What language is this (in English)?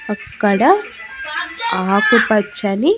Telugu